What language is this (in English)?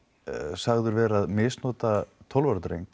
Icelandic